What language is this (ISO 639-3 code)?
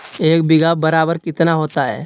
mag